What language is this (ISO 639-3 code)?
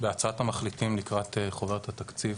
heb